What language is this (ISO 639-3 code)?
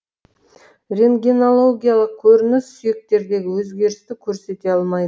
kaz